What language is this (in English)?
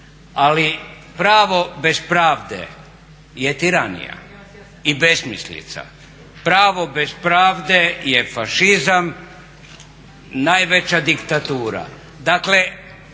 Croatian